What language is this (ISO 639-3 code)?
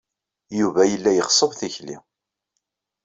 kab